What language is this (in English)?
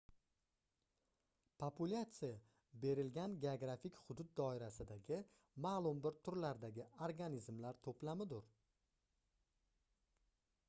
Uzbek